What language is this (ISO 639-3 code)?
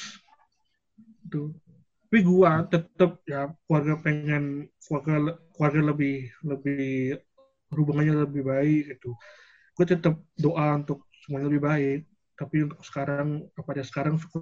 ind